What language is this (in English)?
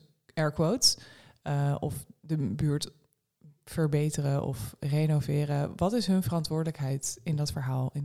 Dutch